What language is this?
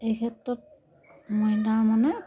Assamese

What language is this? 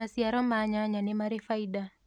Kikuyu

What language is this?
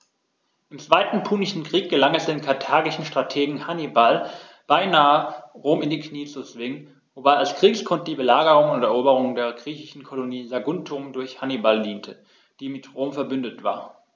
German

